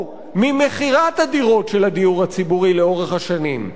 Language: Hebrew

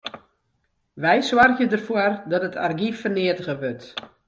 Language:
Western Frisian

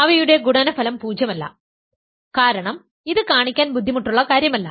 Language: Malayalam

